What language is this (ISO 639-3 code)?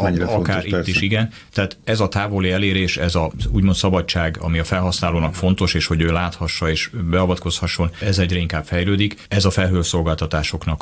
hun